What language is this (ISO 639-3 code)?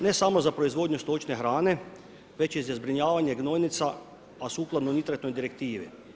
hrv